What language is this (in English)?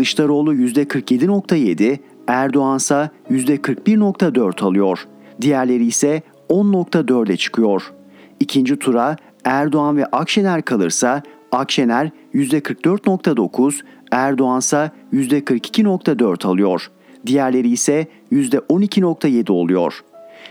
Turkish